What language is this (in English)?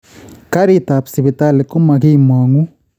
Kalenjin